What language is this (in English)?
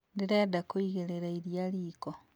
Kikuyu